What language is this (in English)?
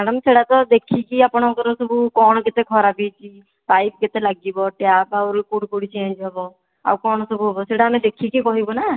Odia